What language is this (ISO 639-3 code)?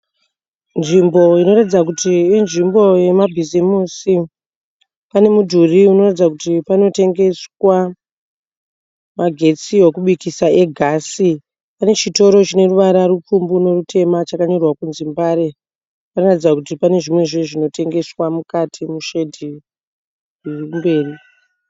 sna